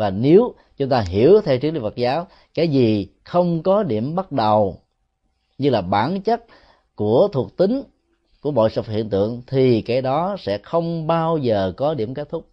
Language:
Vietnamese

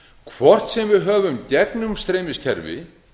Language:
Icelandic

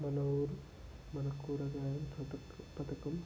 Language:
Telugu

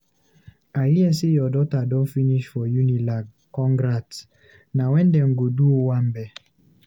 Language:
Nigerian Pidgin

